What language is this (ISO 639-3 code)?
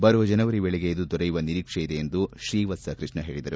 kan